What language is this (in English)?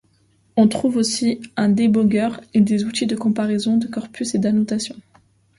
French